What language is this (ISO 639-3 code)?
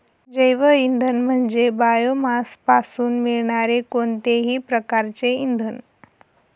mar